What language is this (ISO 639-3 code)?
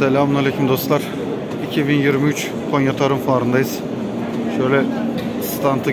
tur